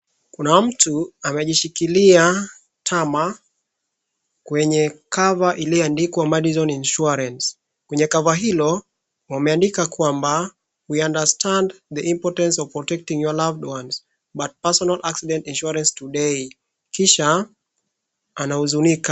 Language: Swahili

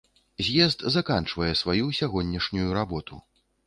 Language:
Belarusian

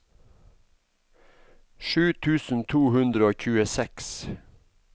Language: Norwegian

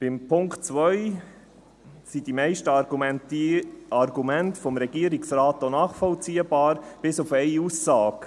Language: Swiss German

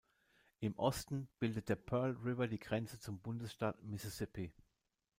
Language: German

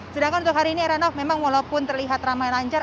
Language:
Indonesian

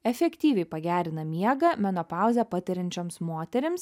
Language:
Lithuanian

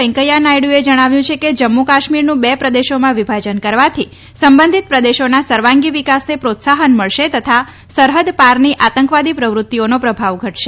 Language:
Gujarati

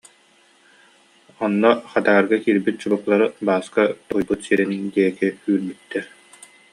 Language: Yakut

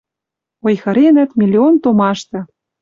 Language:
Western Mari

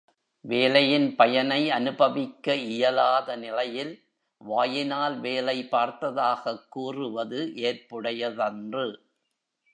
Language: Tamil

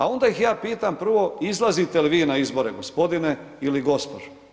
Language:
Croatian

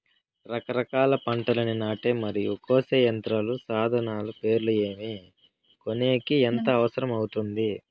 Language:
Telugu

